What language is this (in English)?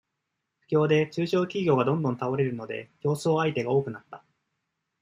Japanese